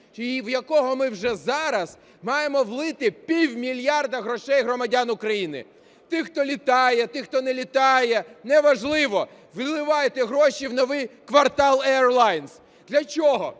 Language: Ukrainian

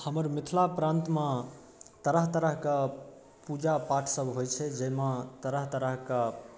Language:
Maithili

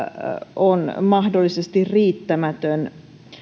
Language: Finnish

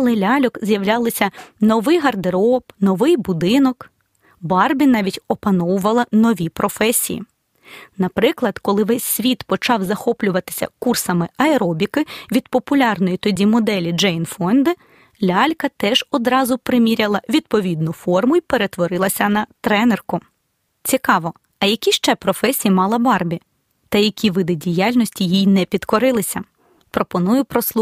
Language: Ukrainian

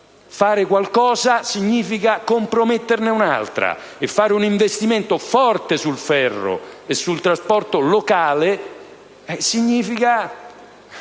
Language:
Italian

